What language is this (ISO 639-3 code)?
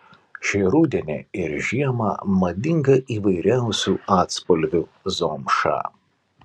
lit